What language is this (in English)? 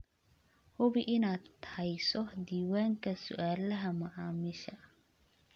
Somali